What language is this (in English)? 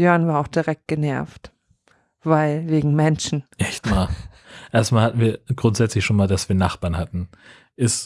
German